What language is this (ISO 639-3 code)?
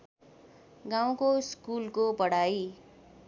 nep